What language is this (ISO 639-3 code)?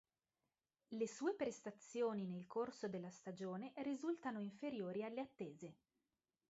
ita